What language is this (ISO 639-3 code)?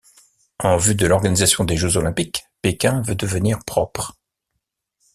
fra